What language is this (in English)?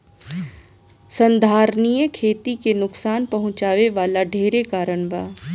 Bhojpuri